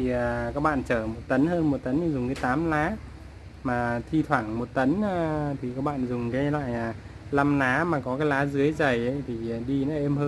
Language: Vietnamese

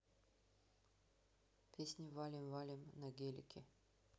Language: Russian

